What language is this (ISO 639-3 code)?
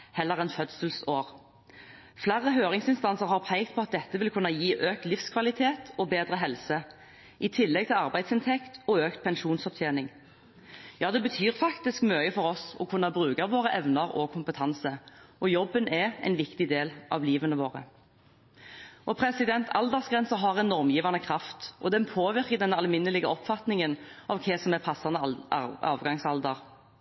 nob